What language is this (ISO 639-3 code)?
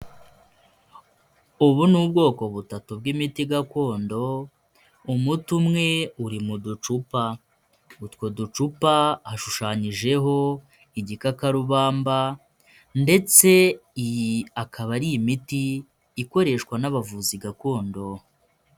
kin